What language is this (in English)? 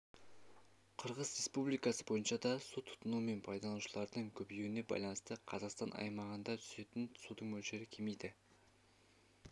Kazakh